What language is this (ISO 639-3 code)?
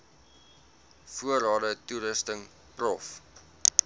afr